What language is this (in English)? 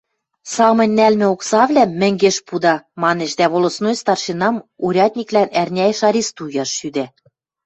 Western Mari